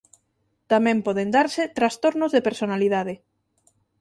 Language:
Galician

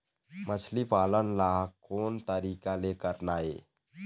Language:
Chhattisgarhi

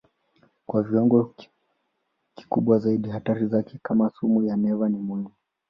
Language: Swahili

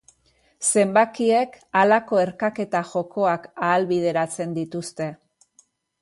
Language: Basque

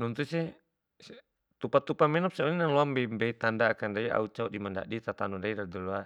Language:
Bima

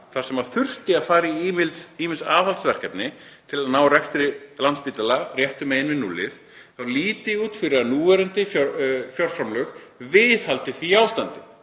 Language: Icelandic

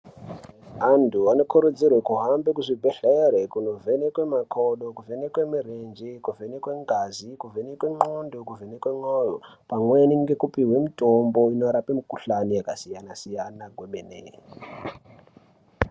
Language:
Ndau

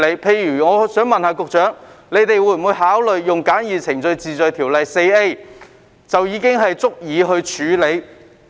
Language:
Cantonese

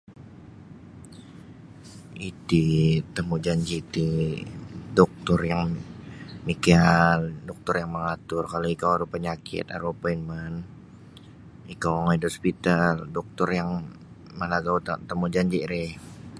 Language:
Sabah Bisaya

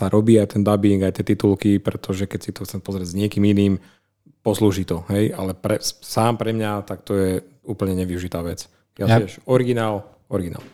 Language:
Slovak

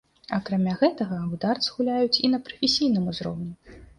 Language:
Belarusian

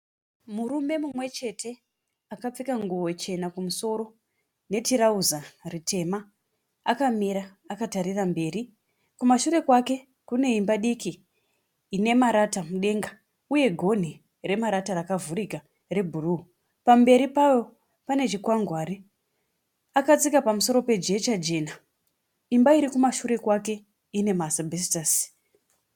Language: Shona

